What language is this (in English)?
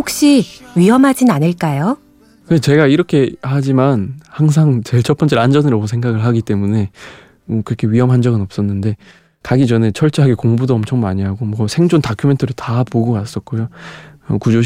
Korean